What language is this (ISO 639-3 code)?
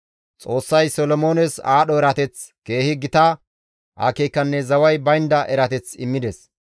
gmv